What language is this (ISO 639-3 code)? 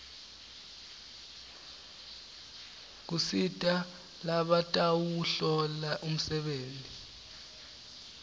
ssw